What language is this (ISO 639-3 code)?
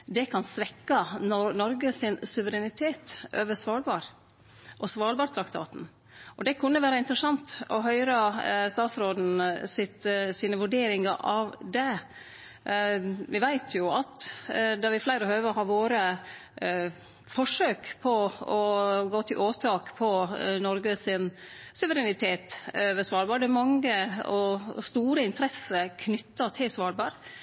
nno